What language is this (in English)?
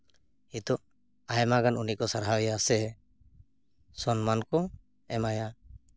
Santali